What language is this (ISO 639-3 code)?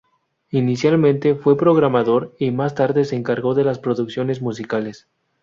spa